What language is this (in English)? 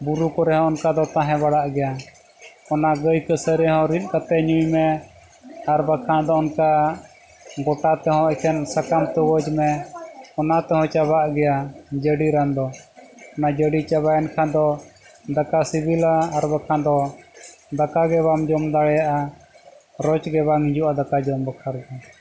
Santali